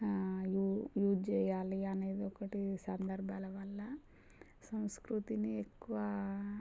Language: Telugu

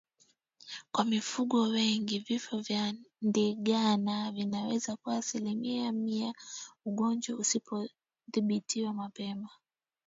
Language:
Swahili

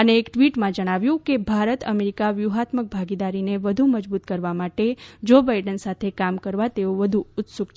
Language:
Gujarati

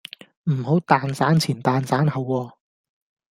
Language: Cantonese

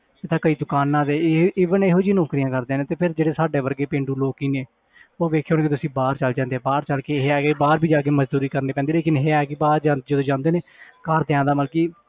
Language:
Punjabi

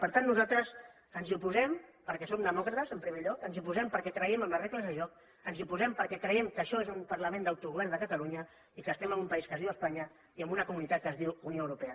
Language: Catalan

